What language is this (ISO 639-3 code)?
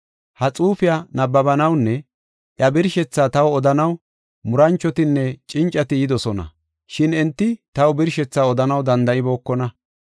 gof